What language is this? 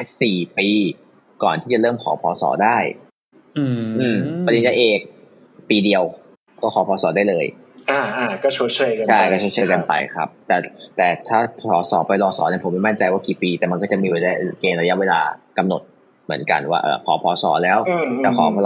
Thai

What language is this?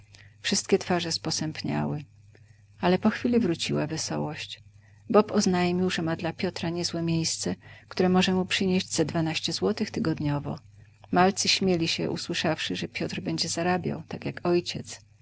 Polish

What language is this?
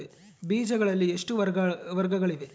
Kannada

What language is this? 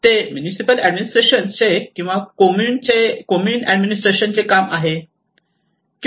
Marathi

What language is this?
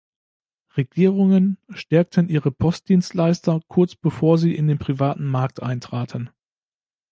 German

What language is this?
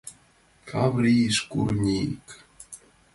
Mari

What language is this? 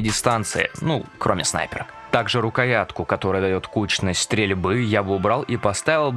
Russian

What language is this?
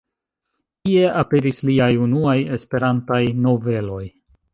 Esperanto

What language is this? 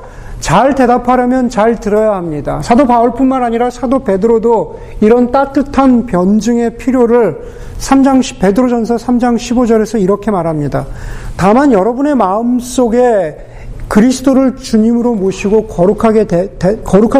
Korean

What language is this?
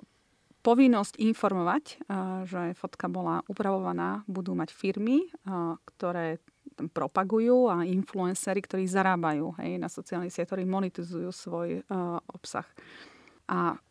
Slovak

